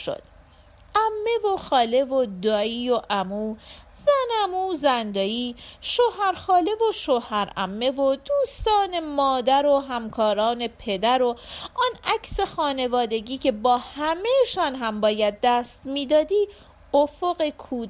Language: Persian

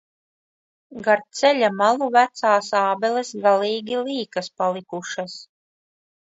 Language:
Latvian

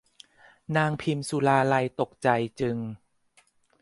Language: Thai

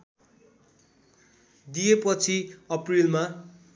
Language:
Nepali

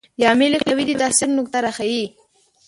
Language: Pashto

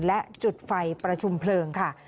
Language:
Thai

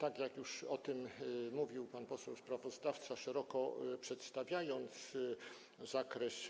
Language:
Polish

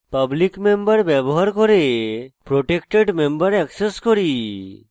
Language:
Bangla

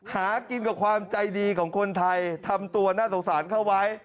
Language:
Thai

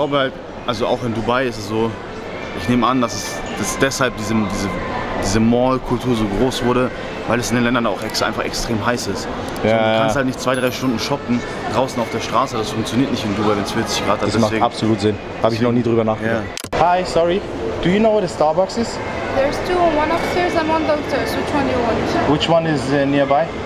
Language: German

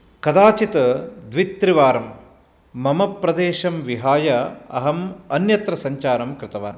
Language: Sanskrit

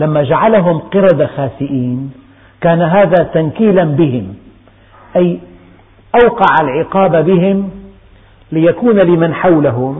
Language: Arabic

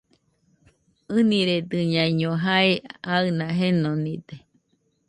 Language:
Nüpode Huitoto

